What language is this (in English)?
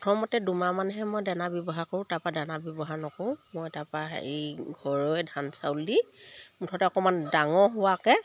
Assamese